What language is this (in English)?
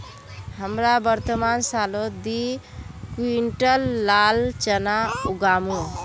Magahi